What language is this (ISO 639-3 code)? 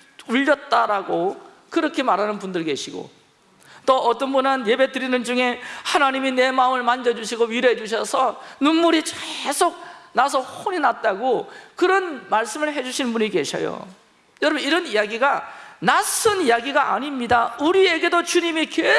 kor